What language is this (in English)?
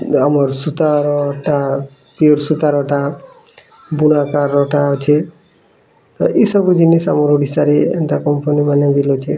Odia